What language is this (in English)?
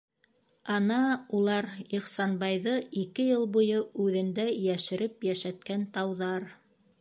Bashkir